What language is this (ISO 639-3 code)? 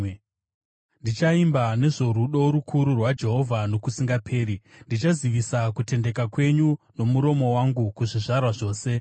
sna